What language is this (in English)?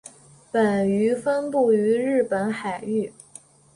Chinese